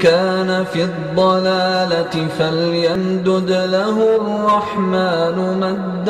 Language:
Arabic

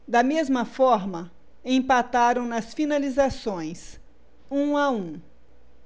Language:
Portuguese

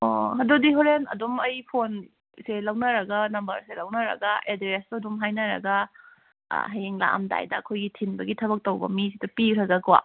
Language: Manipuri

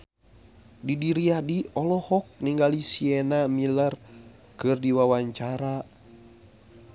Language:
Sundanese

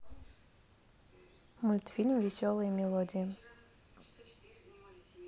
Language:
Russian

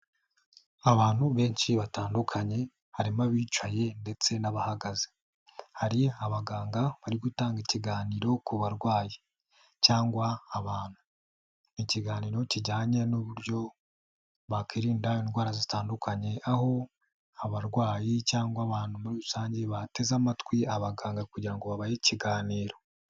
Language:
Kinyarwanda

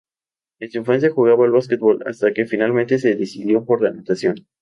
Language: Spanish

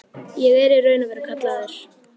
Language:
Icelandic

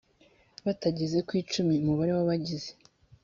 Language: Kinyarwanda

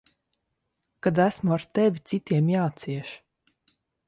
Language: Latvian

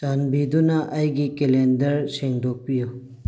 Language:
Manipuri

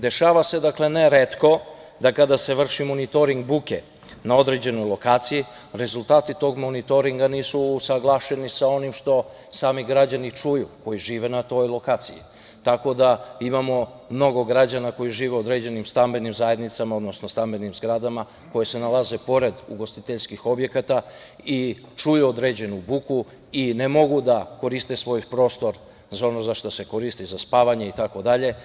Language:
Serbian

